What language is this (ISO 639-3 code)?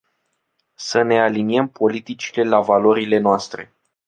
ron